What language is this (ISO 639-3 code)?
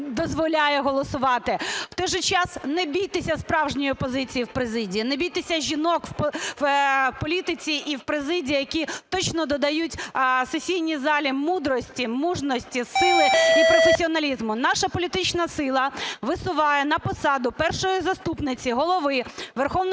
ukr